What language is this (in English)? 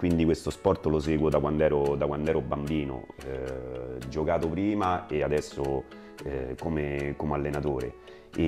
Italian